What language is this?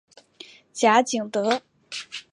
Chinese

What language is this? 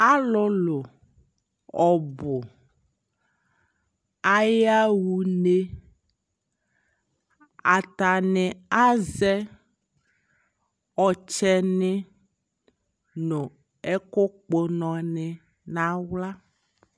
Ikposo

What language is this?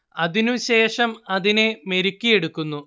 Malayalam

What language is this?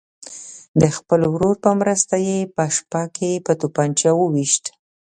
Pashto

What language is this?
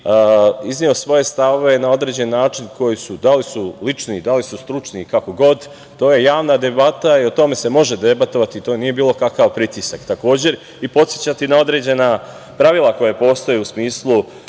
Serbian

